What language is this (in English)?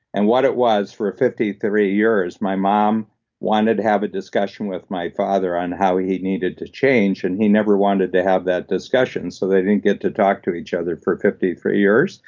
English